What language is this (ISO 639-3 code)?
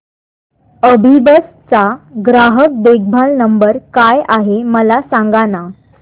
mar